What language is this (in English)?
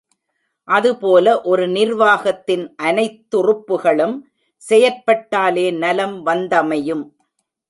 Tamil